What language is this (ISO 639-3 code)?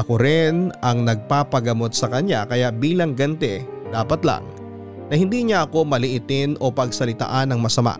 fil